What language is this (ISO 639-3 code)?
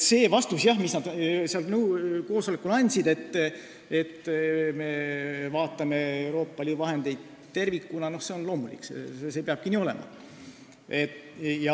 est